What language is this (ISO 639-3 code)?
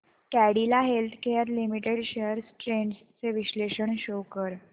mar